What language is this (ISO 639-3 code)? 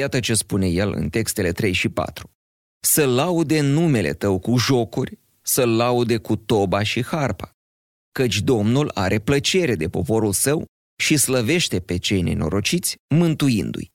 ron